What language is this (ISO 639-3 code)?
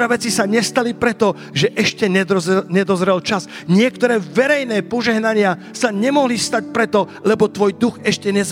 slk